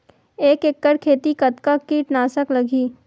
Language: Chhattisgarhi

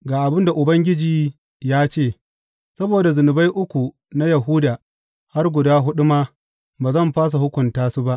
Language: Hausa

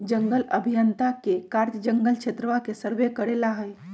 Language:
Magahi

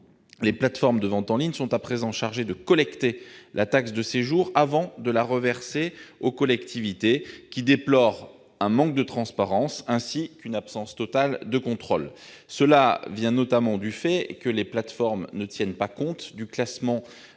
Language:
French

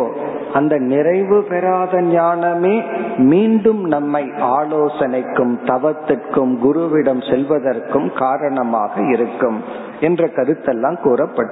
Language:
Tamil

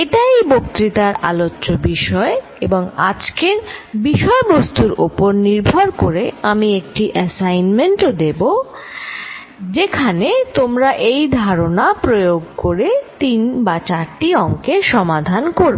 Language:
Bangla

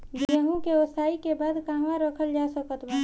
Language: Bhojpuri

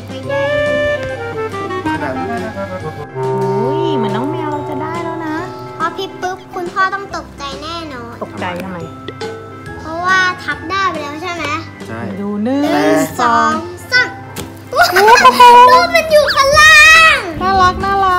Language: Thai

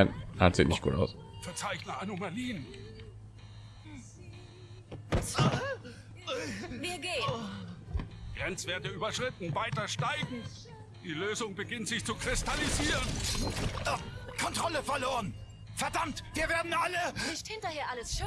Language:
German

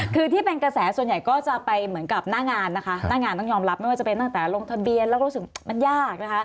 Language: Thai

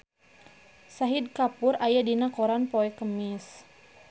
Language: Sundanese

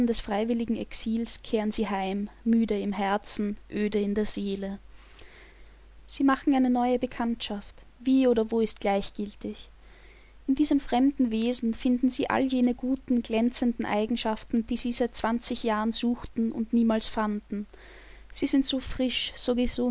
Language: German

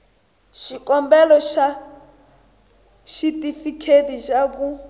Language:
Tsonga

